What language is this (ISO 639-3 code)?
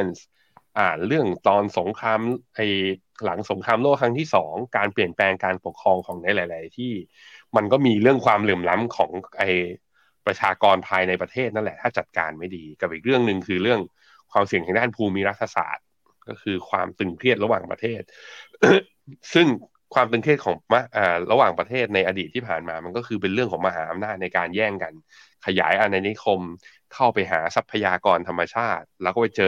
tha